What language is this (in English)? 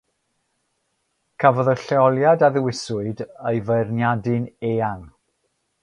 Welsh